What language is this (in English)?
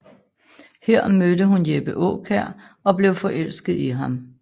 Danish